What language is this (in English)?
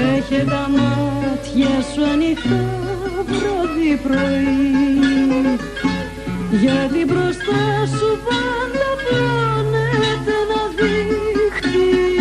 Greek